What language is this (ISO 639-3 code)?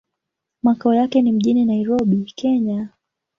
swa